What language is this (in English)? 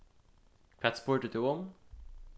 Faroese